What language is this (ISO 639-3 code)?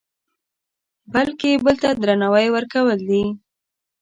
pus